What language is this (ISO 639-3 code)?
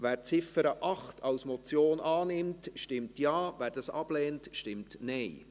gsw